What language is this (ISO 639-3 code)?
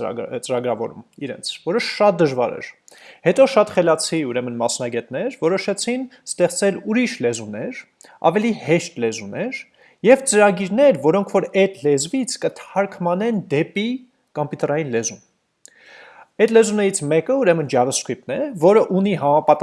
nld